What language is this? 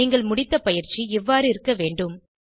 Tamil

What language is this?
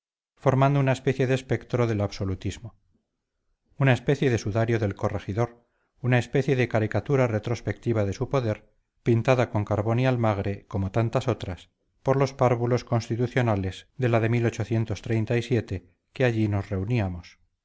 Spanish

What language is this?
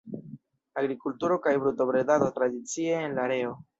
Esperanto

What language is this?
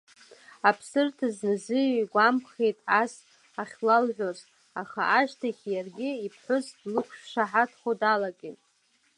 Abkhazian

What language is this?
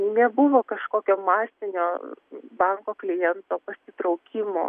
Lithuanian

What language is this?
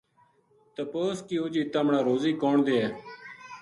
Gujari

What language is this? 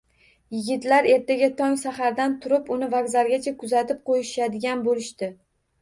Uzbek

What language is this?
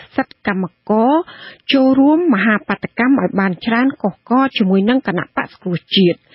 Thai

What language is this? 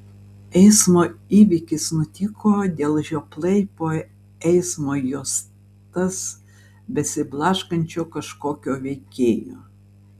Lithuanian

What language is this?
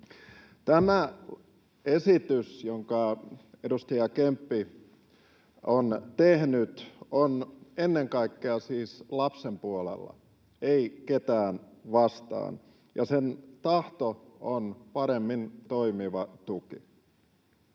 Finnish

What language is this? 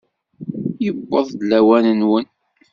Kabyle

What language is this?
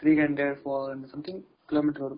Tamil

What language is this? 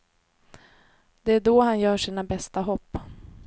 Swedish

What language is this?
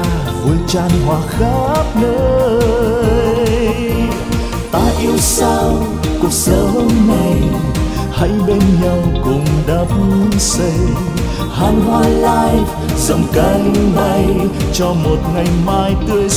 Vietnamese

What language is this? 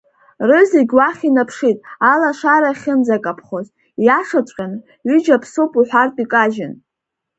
Abkhazian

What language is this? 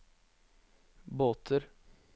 Norwegian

